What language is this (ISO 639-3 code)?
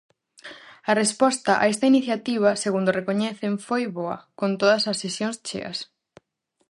glg